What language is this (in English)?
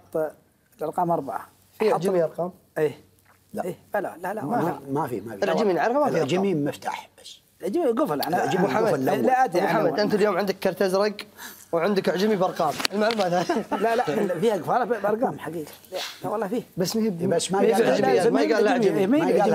Arabic